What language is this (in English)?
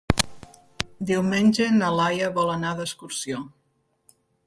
Catalan